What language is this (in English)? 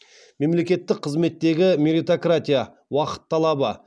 Kazakh